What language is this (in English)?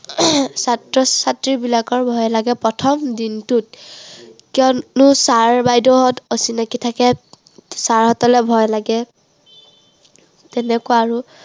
Assamese